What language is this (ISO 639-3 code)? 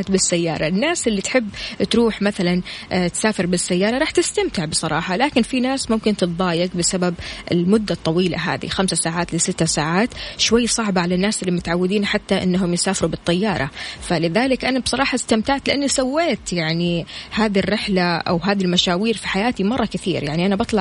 ara